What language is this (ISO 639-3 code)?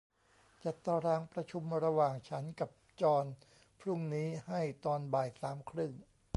tha